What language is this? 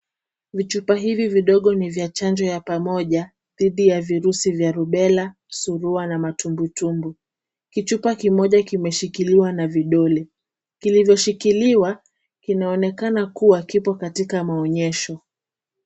Swahili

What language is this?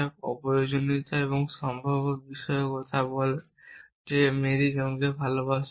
Bangla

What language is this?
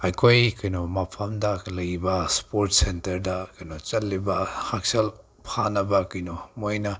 Manipuri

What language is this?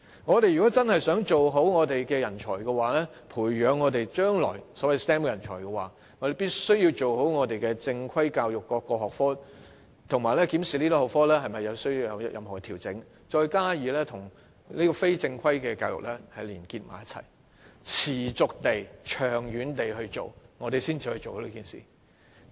Cantonese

